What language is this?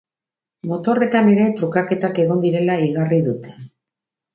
Basque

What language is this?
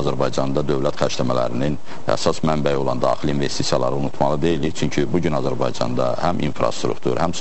Turkish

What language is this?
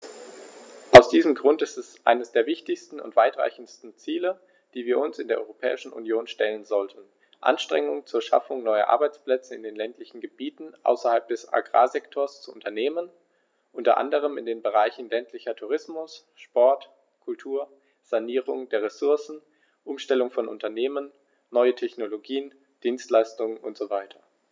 German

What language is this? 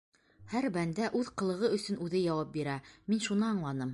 Bashkir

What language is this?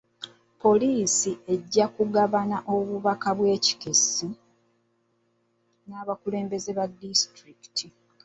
Ganda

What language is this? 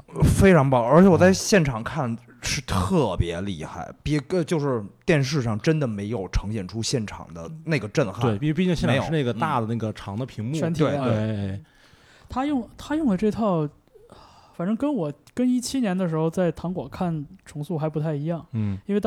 Chinese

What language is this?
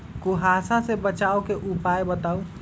Magahi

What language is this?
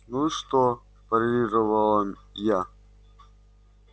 Russian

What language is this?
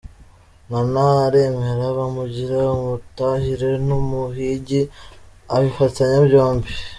Kinyarwanda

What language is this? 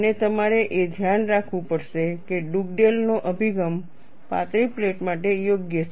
Gujarati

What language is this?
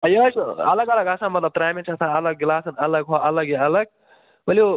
Kashmiri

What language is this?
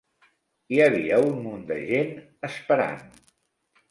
Catalan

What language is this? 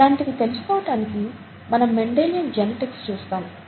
Telugu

